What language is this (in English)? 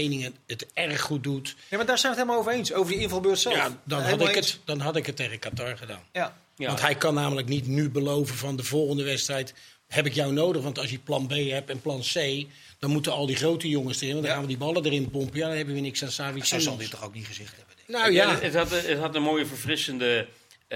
Dutch